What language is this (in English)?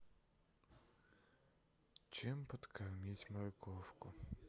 Russian